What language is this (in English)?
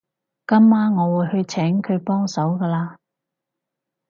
Cantonese